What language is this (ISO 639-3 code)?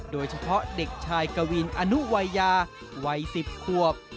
tha